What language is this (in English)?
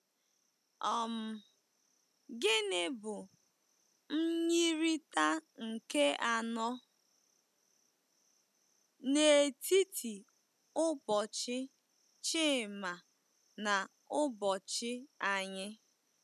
Igbo